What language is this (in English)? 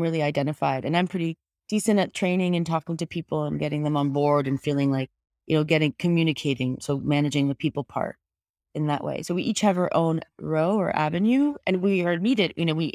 English